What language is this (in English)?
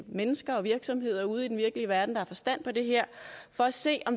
Danish